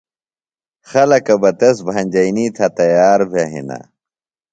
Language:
Phalura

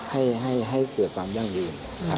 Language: Thai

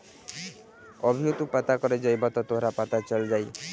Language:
Bhojpuri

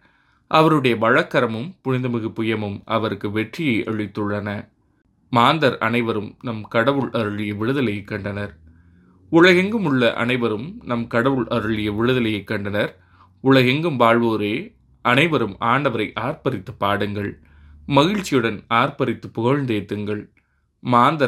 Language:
Tamil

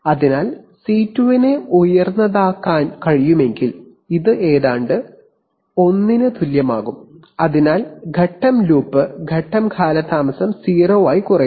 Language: Malayalam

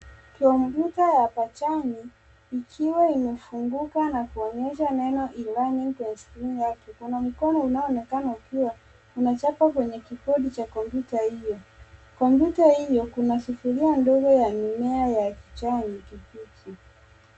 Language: Swahili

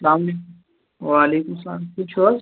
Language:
Kashmiri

